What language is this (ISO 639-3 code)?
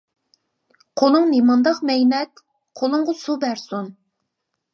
uig